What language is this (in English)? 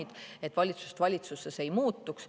Estonian